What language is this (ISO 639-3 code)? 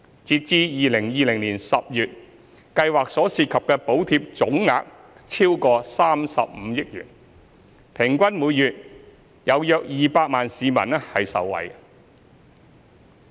yue